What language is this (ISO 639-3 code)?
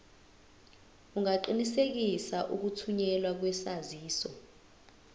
zul